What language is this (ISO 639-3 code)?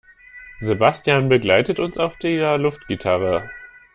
deu